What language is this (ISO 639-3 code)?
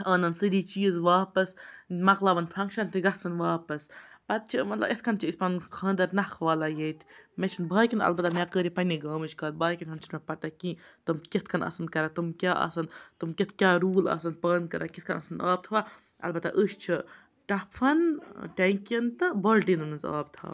kas